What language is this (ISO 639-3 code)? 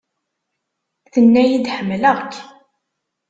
kab